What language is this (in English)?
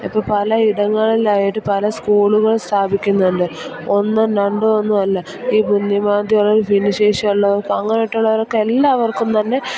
Malayalam